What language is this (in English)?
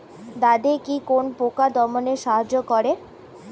Bangla